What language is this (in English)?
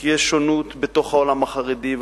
Hebrew